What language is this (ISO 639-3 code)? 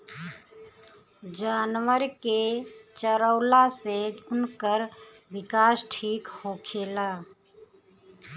bho